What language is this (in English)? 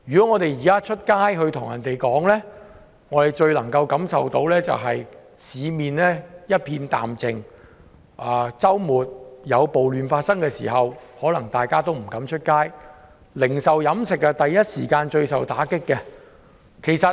Cantonese